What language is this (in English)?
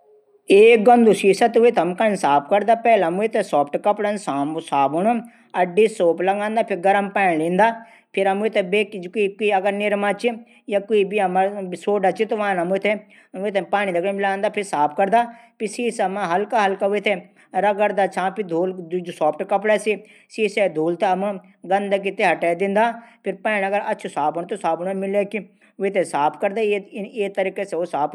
Garhwali